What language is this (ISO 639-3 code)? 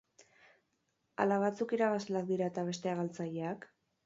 eus